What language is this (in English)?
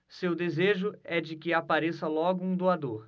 Portuguese